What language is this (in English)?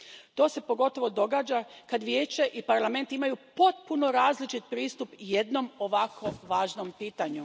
Croatian